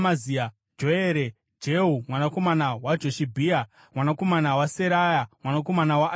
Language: Shona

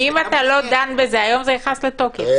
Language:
Hebrew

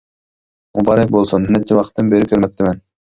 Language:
Uyghur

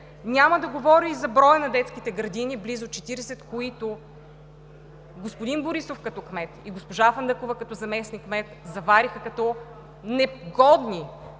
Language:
Bulgarian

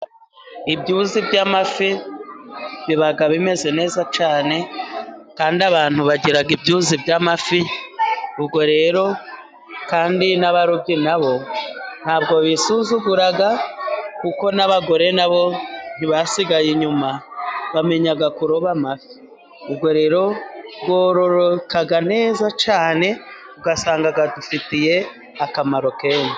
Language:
Kinyarwanda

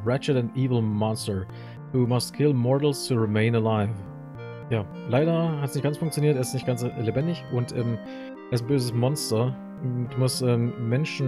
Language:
German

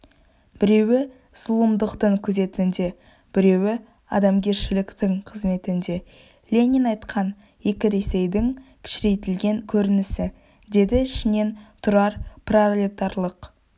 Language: Kazakh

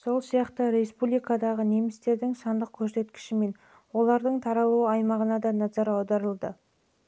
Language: Kazakh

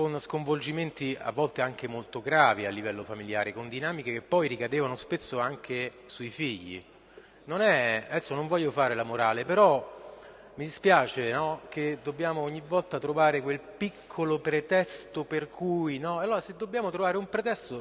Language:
Italian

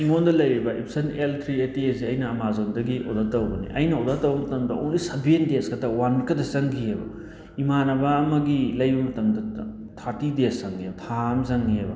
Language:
Manipuri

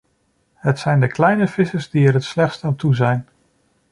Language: Dutch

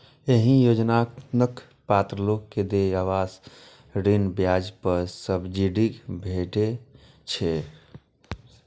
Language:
Maithili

